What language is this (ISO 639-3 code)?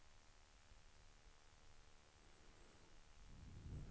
swe